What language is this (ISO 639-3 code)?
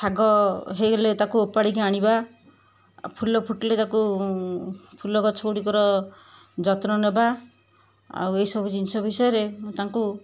ori